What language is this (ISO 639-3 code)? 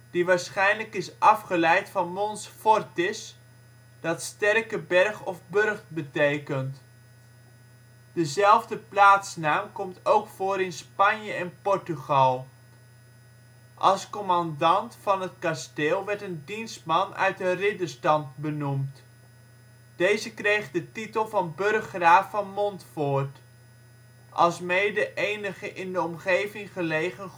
nld